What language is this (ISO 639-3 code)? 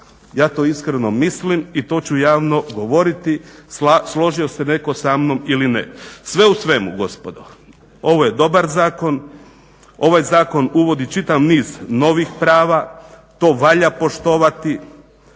hrv